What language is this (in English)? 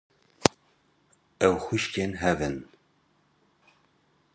Kurdish